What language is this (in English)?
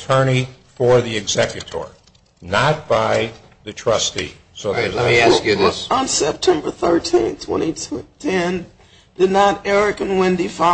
English